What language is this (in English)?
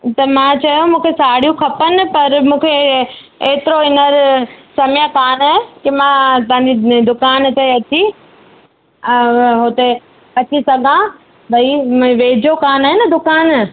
Sindhi